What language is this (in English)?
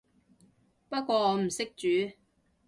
Cantonese